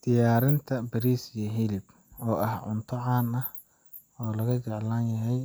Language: Somali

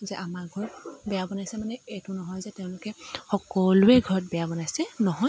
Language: Assamese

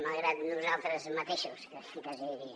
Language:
Catalan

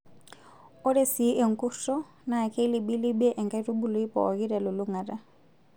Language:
Masai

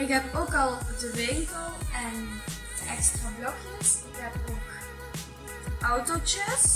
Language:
Dutch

